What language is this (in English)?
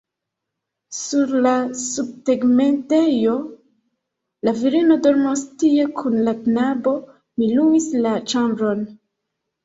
Esperanto